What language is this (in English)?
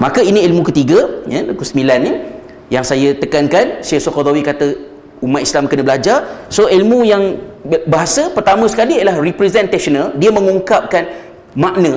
Malay